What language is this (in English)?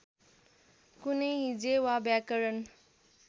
Nepali